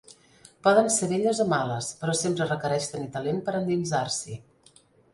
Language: Catalan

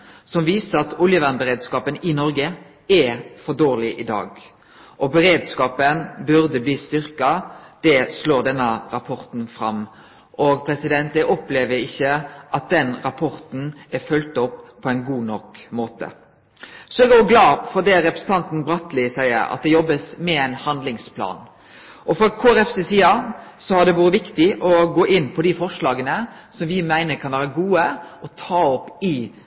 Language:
Norwegian Nynorsk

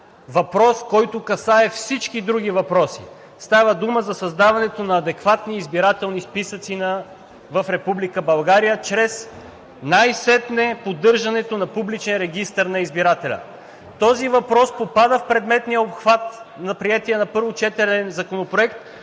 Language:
Bulgarian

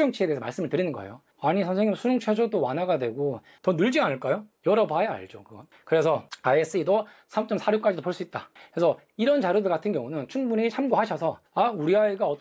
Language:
Korean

